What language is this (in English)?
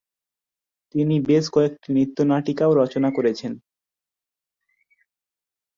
Bangla